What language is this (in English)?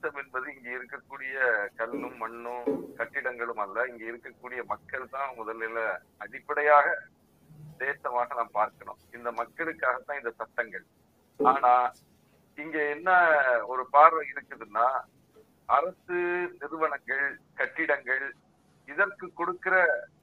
Tamil